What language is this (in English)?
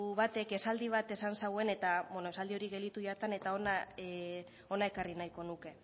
Basque